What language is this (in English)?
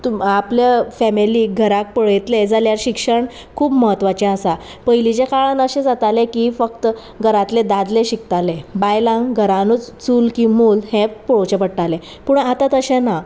Konkani